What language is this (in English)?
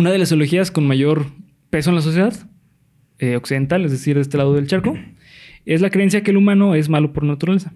Spanish